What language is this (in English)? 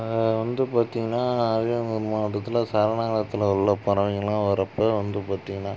Tamil